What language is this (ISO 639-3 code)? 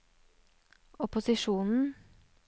nor